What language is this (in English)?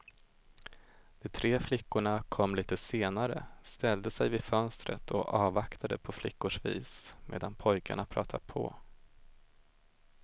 Swedish